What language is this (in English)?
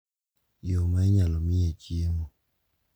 Luo (Kenya and Tanzania)